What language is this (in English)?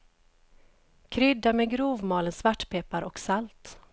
Swedish